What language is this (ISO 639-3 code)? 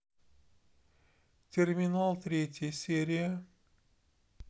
rus